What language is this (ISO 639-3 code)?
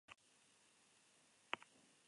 eus